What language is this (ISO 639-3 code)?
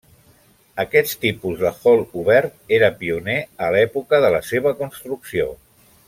cat